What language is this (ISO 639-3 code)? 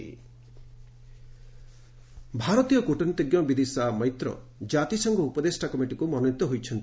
ori